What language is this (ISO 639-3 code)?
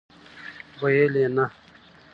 pus